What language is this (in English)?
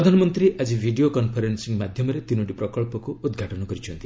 Odia